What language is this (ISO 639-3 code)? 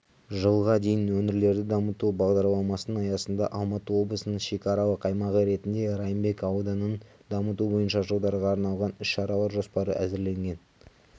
kaz